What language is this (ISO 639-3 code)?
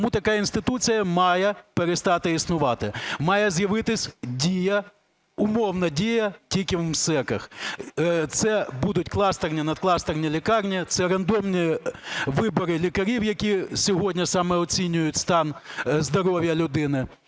ukr